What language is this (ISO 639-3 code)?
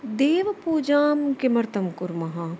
san